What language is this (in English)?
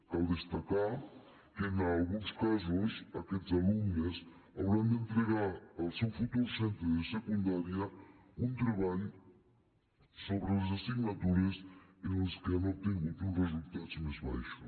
Catalan